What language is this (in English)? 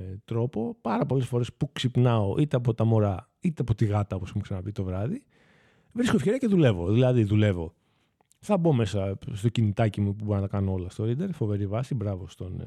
Greek